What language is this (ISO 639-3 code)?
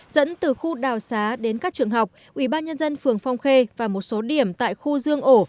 vie